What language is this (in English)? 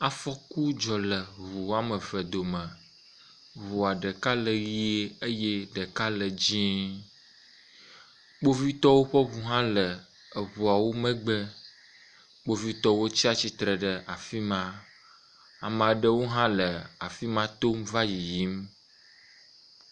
Ewe